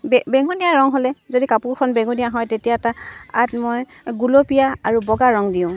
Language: Assamese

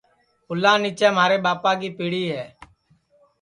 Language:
Sansi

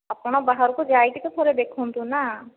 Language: Odia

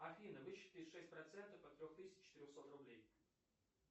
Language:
Russian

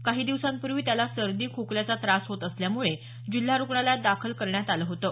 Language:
Marathi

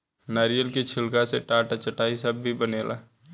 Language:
Bhojpuri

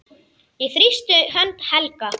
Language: Icelandic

